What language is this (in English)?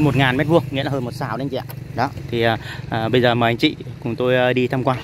Vietnamese